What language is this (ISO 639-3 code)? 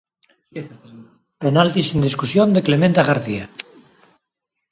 glg